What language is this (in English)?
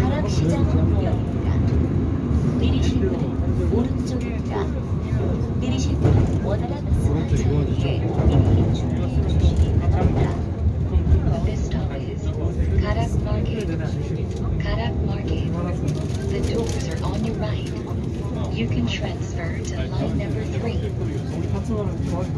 Korean